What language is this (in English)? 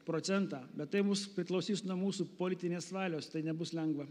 Lithuanian